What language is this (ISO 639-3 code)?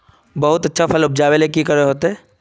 mag